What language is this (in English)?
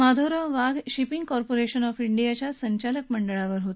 Marathi